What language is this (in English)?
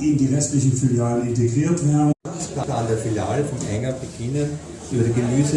German